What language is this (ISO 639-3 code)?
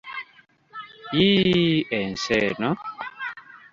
lug